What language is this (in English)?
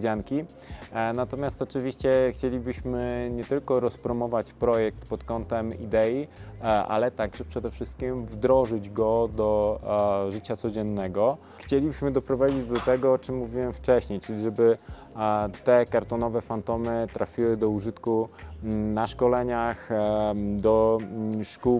Polish